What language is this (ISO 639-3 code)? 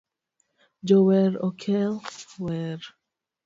luo